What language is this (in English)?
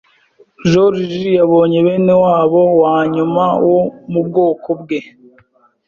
Kinyarwanda